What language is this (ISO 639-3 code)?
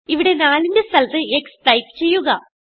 mal